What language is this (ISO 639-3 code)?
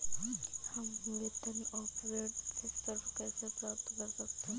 hin